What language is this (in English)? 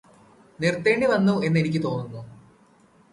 Malayalam